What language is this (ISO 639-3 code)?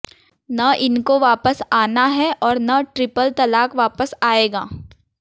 hin